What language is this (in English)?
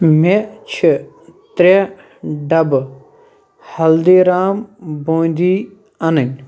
Kashmiri